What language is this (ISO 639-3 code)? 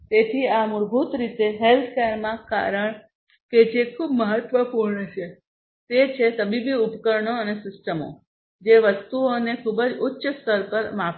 guj